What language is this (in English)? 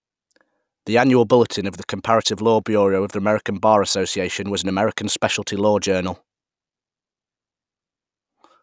English